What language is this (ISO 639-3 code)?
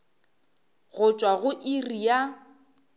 nso